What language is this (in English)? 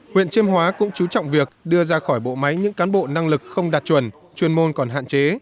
Vietnamese